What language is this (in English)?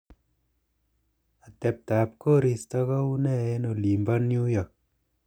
Kalenjin